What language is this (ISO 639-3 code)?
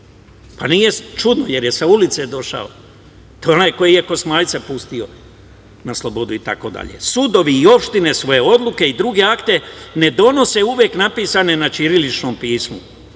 srp